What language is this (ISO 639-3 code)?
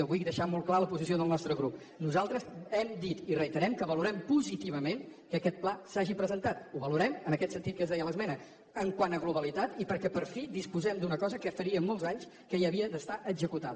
cat